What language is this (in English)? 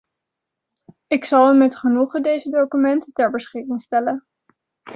Dutch